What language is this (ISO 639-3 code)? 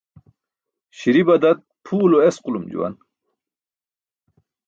bsk